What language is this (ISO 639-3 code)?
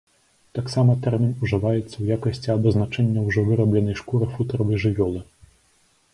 bel